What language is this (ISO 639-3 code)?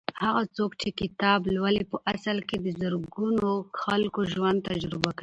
pus